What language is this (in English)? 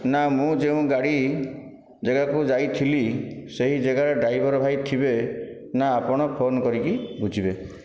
Odia